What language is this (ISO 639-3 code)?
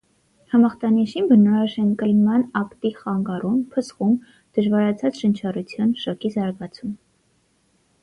hye